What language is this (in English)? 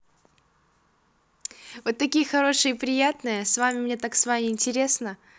Russian